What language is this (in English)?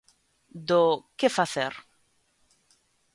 Galician